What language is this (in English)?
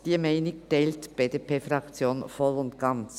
Swiss German